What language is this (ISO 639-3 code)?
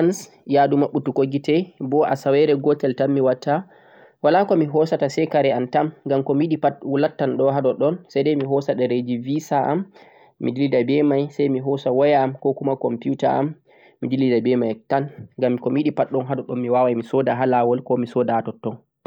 fuq